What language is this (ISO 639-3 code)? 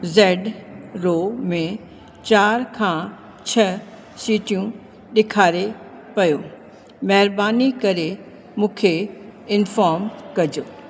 snd